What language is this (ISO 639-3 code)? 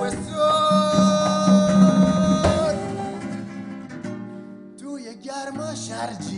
fas